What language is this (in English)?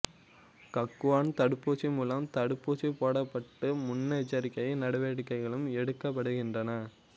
Tamil